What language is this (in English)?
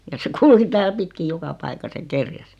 Finnish